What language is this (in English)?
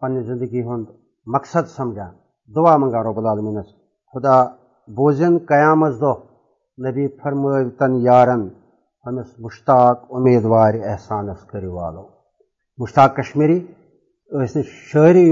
Urdu